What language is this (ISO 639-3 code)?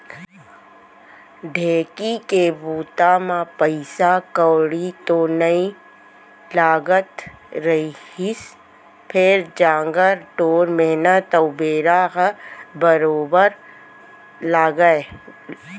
hne